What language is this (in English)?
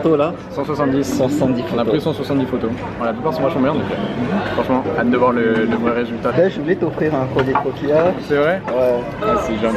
French